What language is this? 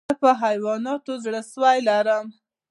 Pashto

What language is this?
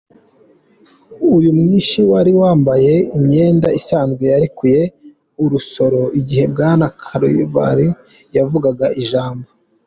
Kinyarwanda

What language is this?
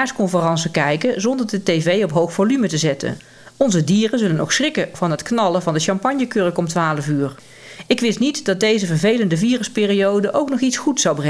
Dutch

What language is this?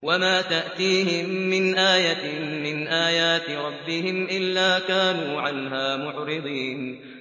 Arabic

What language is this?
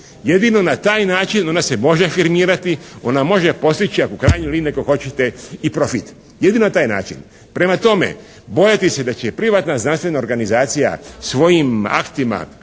Croatian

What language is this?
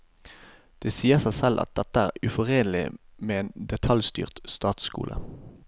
Norwegian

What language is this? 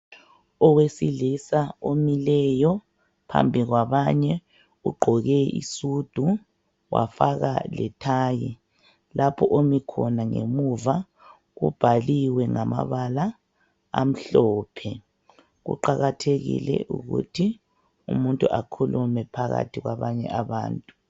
North Ndebele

